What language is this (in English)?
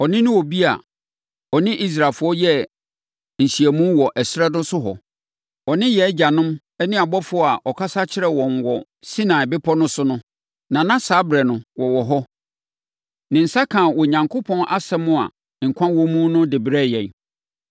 Akan